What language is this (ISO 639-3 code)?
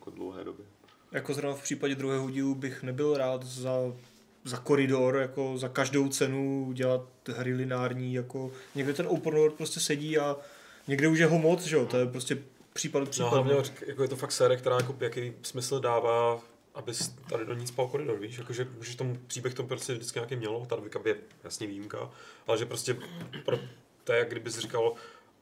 ces